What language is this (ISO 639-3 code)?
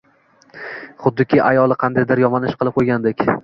uzb